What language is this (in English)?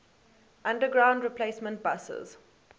English